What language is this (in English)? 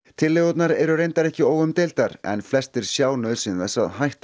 Icelandic